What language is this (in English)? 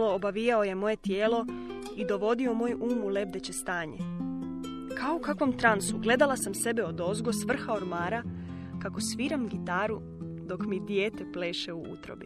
Croatian